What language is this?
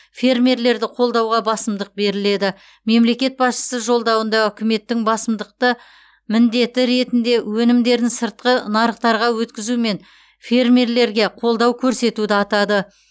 Kazakh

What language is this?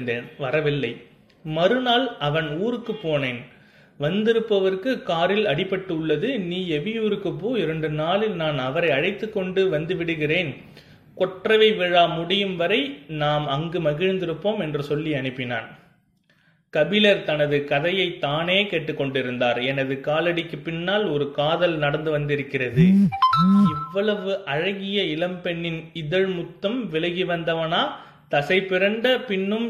Tamil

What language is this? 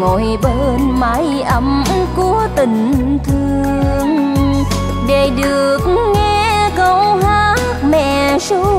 Vietnamese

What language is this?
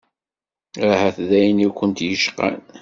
Kabyle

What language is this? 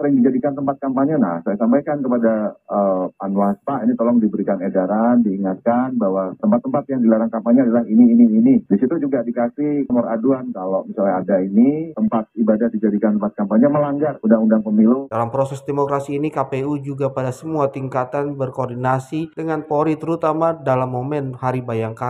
Indonesian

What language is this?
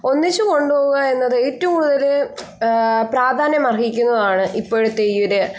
Malayalam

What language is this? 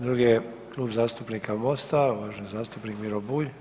Croatian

